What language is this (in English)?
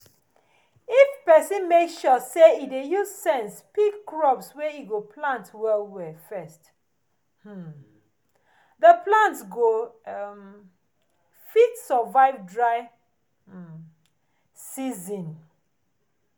Nigerian Pidgin